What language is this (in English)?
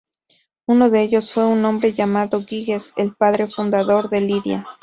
Spanish